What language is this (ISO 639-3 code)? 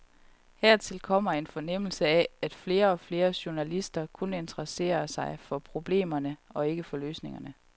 dan